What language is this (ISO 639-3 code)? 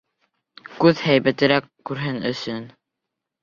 bak